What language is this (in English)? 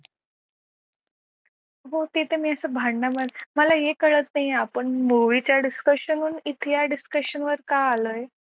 Marathi